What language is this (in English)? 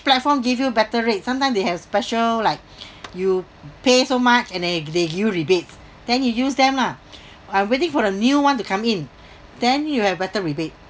English